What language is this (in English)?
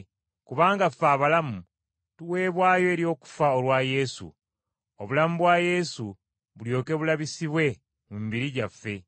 Ganda